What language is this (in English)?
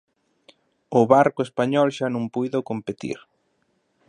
Galician